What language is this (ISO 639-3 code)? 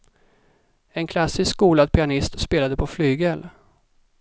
swe